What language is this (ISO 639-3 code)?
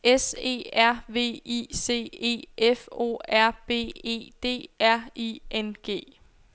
dan